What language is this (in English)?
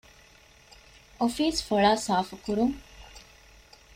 Divehi